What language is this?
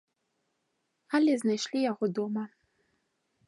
Belarusian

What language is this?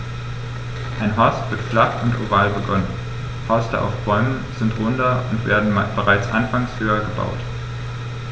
German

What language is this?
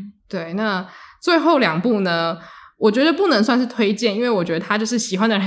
Chinese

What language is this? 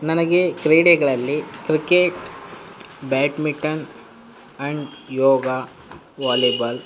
Kannada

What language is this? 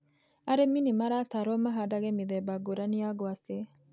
Kikuyu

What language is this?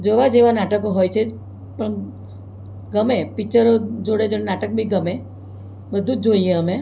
Gujarati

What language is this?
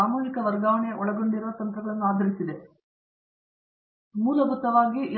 Kannada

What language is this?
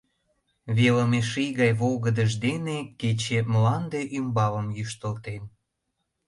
Mari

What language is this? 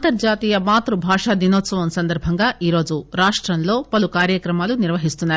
Telugu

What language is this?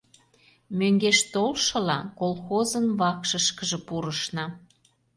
Mari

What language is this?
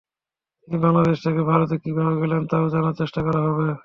Bangla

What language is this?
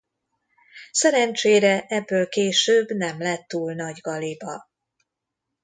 Hungarian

